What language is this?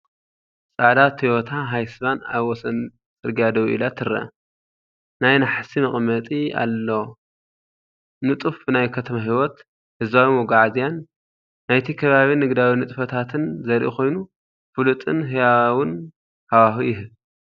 Tigrinya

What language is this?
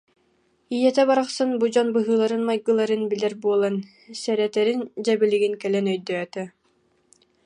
Yakut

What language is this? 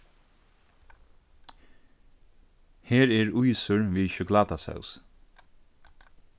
Faroese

